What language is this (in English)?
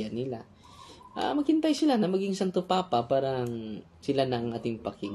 Filipino